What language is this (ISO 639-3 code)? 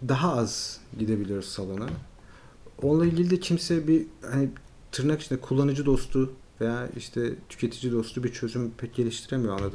tur